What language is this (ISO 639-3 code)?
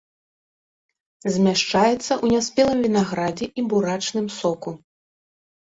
bel